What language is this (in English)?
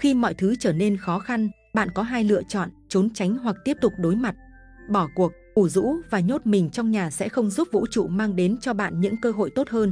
Vietnamese